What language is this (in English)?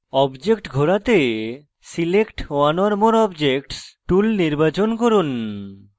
Bangla